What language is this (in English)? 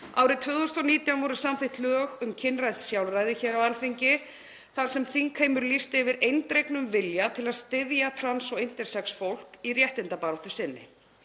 Icelandic